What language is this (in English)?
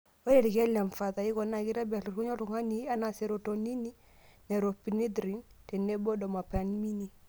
Masai